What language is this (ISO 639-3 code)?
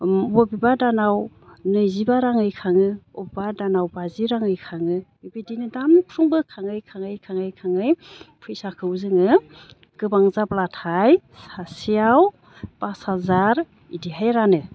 brx